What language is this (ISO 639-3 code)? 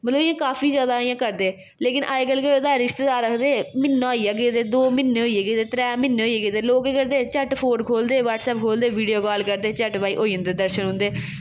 doi